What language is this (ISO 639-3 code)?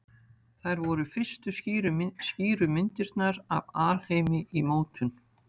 isl